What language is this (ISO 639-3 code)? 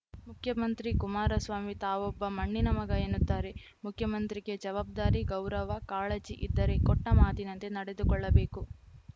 kan